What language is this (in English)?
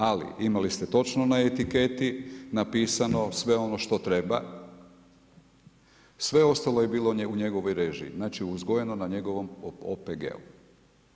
Croatian